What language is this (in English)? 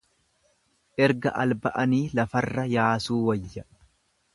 Oromo